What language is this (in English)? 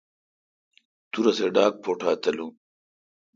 Kalkoti